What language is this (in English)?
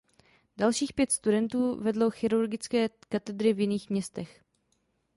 Czech